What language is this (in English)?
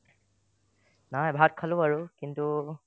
Assamese